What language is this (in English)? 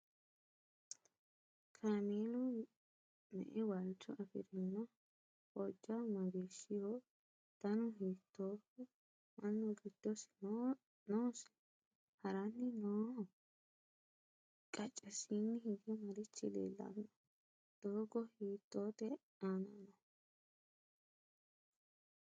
Sidamo